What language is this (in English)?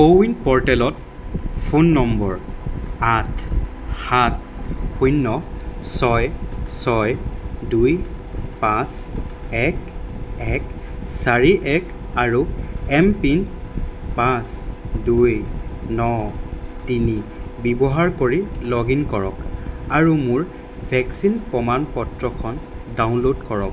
Assamese